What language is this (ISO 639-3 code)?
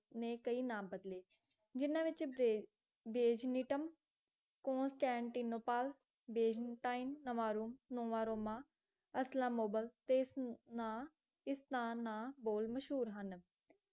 pan